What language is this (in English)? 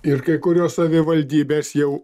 Lithuanian